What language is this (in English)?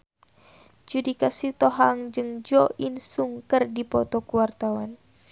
Sundanese